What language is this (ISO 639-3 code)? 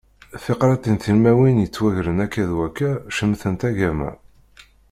kab